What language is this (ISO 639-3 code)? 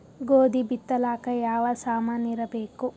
kan